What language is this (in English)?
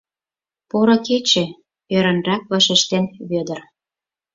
Mari